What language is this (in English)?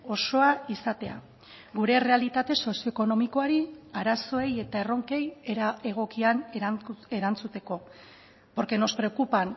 Basque